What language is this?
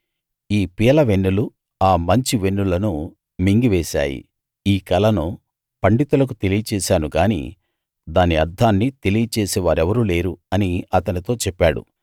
Telugu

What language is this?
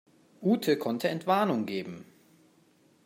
German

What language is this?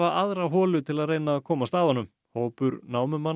Icelandic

